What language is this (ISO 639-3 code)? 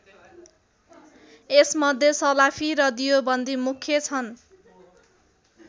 nep